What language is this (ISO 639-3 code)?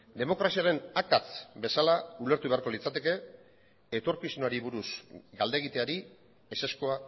eus